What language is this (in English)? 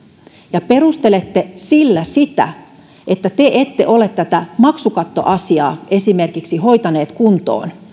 Finnish